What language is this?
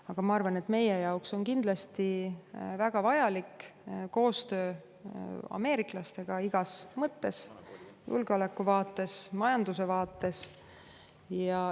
Estonian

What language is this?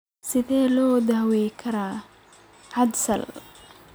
Somali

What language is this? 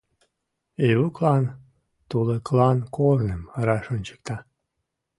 Mari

